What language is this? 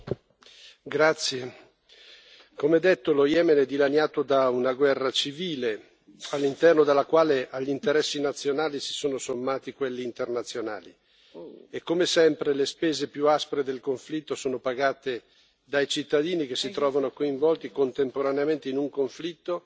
Italian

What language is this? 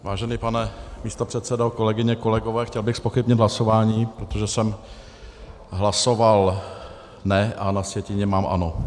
Czech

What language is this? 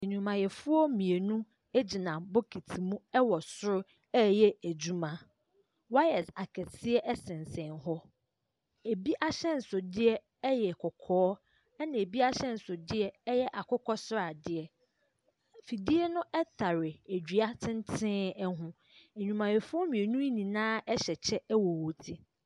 Akan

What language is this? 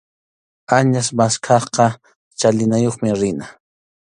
Arequipa-La Unión Quechua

